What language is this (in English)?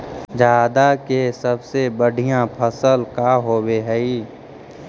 Magahi